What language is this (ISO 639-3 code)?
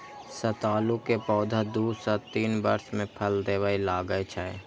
mai